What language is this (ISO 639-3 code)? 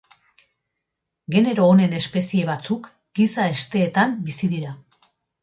eus